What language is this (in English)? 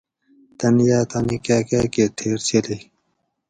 Gawri